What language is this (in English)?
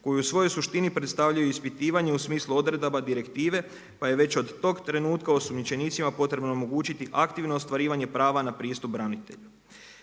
Croatian